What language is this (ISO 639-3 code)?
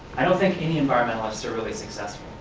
eng